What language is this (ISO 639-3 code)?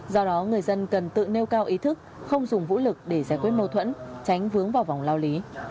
vie